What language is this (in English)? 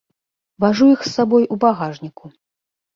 Belarusian